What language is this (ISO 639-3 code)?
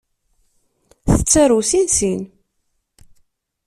kab